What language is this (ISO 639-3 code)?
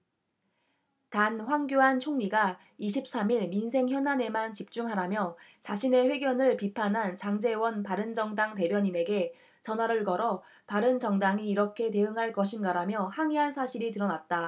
kor